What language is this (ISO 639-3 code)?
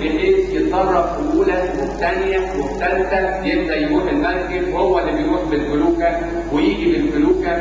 ara